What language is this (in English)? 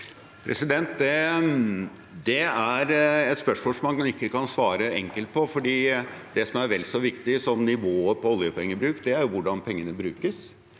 Norwegian